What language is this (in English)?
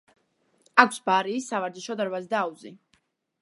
Georgian